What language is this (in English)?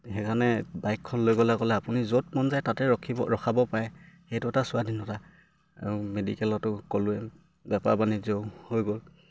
Assamese